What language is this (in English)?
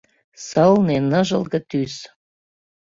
Mari